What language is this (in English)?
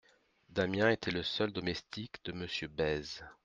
French